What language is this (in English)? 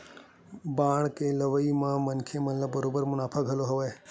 Chhattisgarhi